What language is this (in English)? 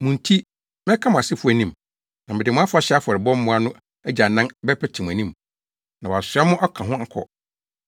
Akan